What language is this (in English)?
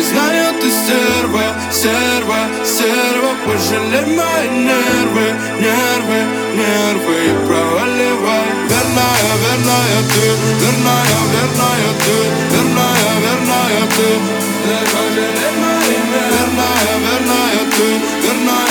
Russian